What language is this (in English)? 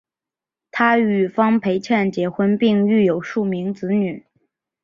Chinese